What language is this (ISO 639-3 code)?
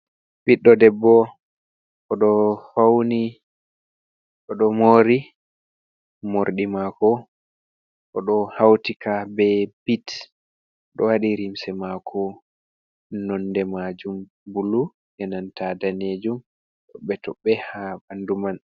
ful